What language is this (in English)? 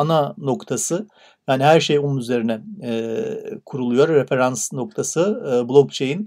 Turkish